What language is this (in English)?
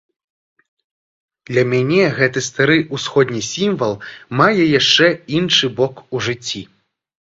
Belarusian